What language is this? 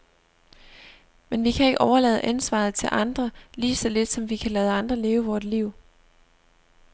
Danish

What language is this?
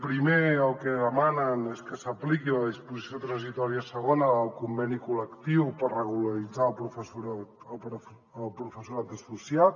Catalan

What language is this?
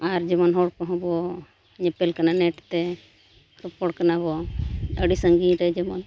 Santali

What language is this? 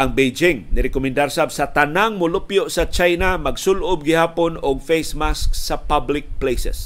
Filipino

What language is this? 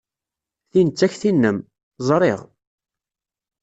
Kabyle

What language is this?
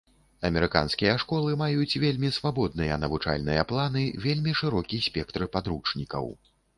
Belarusian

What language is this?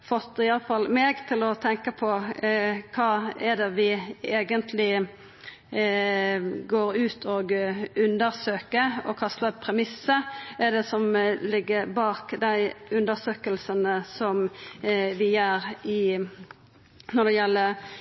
Norwegian Nynorsk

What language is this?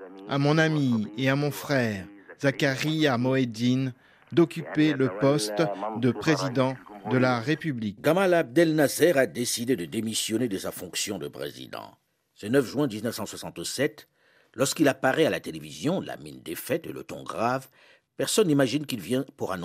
French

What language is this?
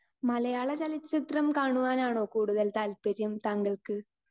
Malayalam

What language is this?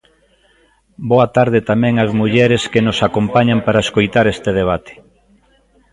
Galician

